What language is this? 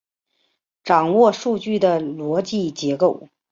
Chinese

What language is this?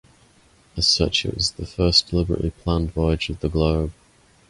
English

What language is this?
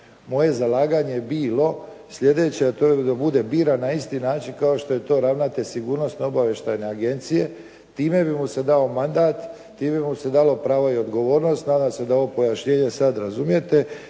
Croatian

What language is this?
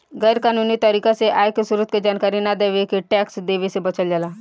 Bhojpuri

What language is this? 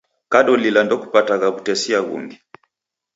Taita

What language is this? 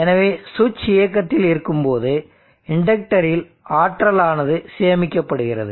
Tamil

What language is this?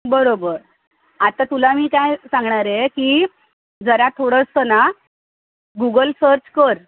Marathi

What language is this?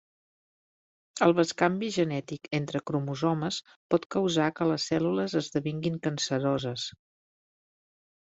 Catalan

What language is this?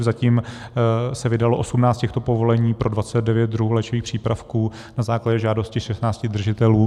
Czech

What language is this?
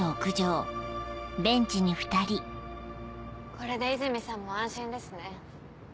Japanese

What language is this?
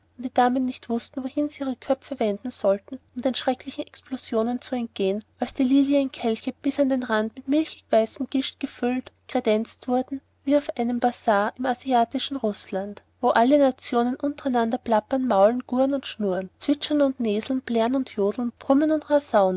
German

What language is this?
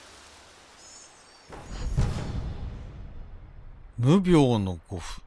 Japanese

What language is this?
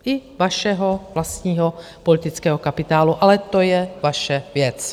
Czech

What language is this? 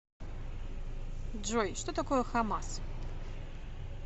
Russian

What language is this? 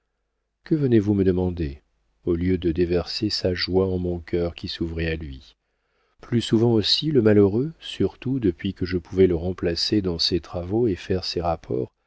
French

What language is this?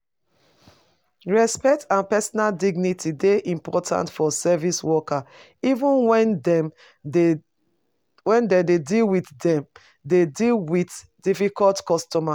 Nigerian Pidgin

